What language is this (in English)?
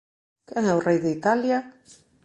Galician